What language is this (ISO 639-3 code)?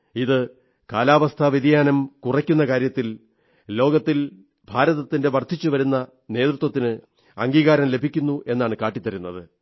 mal